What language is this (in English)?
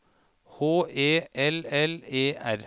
Norwegian